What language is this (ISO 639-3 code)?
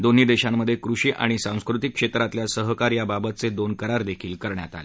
mar